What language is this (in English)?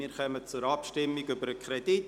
Swiss German